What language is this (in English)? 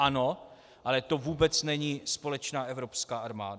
Czech